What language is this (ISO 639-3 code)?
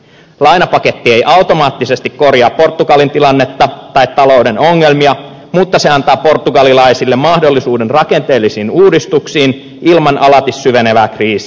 fin